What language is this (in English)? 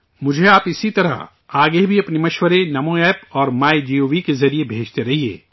Urdu